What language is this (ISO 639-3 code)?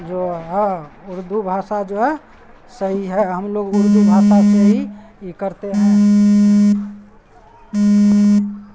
urd